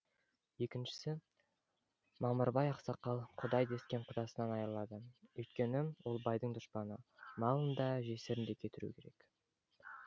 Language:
Kazakh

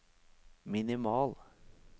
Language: Norwegian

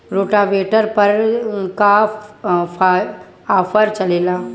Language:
Bhojpuri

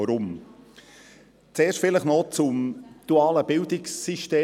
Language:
Swiss German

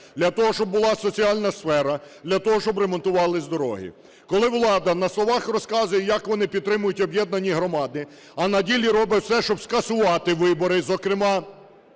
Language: Ukrainian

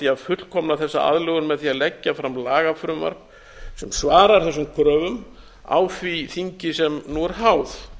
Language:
Icelandic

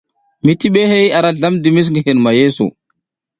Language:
South Giziga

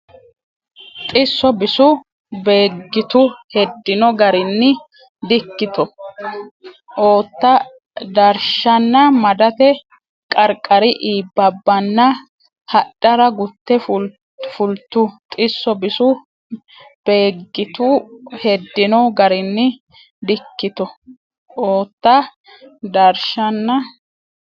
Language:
Sidamo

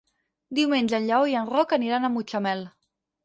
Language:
Catalan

